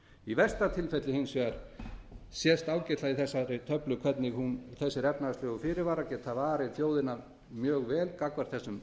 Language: Icelandic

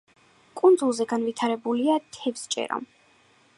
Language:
Georgian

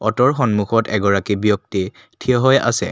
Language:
Assamese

